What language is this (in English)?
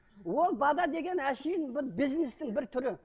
Kazakh